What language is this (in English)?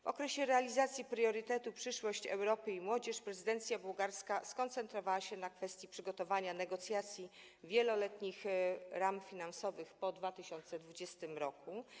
Polish